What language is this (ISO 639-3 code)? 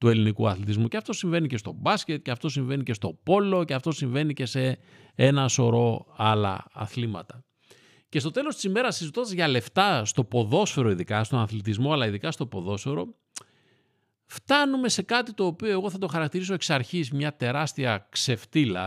ell